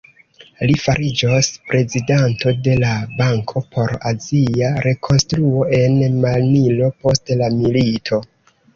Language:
Esperanto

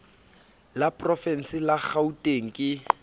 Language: Southern Sotho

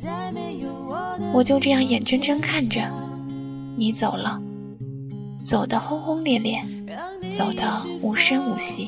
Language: Chinese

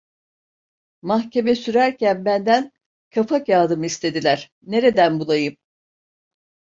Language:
Turkish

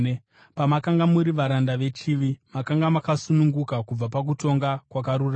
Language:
Shona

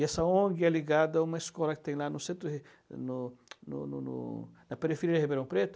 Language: Portuguese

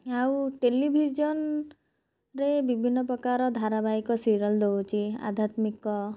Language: Odia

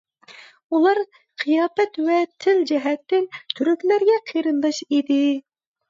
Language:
Uyghur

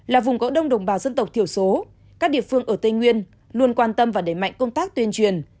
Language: Vietnamese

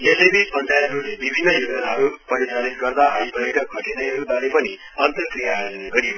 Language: Nepali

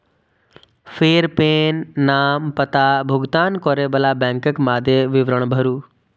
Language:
Maithili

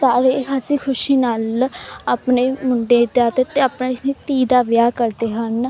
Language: Punjabi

